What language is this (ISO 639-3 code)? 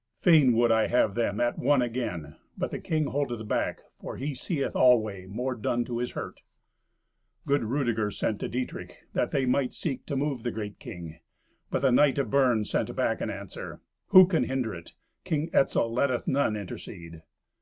eng